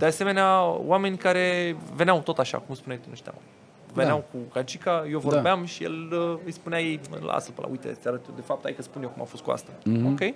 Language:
Romanian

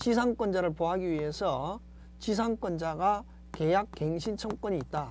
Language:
Korean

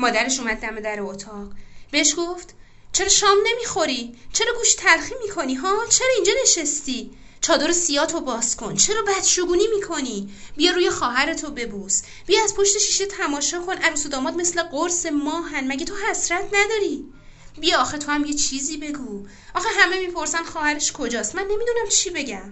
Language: Persian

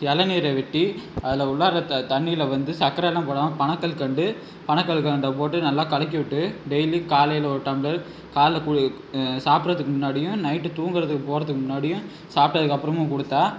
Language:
Tamil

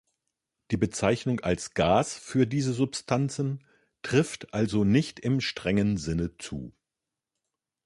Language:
German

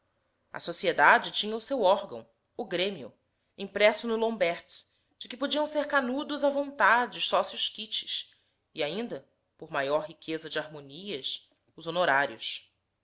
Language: Portuguese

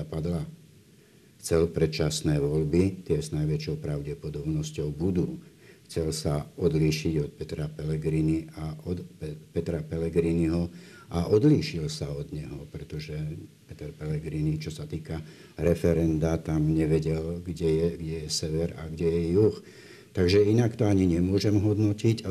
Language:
Slovak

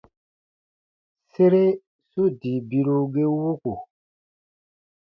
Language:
Baatonum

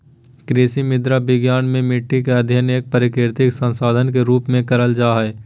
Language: Magahi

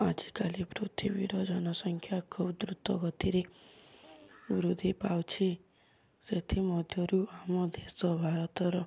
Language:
Odia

